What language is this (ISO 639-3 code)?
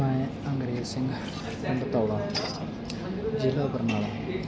pan